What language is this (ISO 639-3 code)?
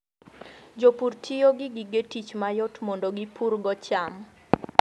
luo